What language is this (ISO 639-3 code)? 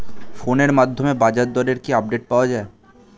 ben